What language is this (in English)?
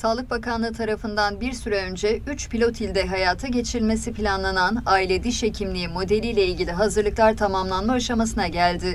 Turkish